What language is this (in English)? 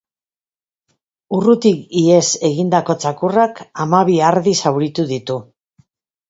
Basque